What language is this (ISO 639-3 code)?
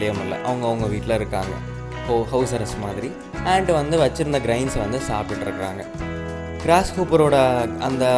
tam